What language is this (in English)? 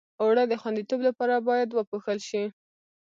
Pashto